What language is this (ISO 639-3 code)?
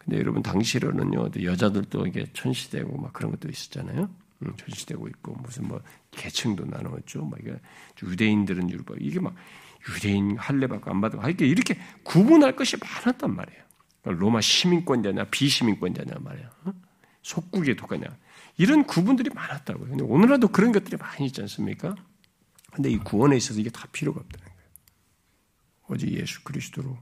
kor